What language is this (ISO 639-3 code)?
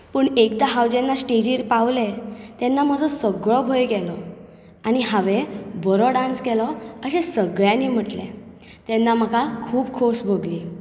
kok